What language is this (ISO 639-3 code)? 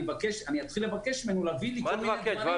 heb